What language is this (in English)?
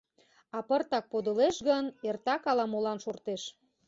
Mari